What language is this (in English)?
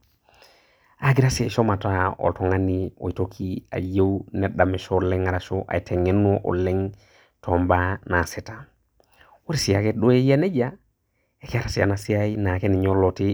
Masai